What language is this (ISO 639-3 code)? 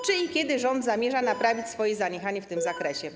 pol